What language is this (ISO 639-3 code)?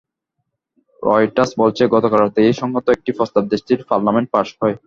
ben